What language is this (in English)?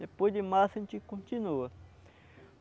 Portuguese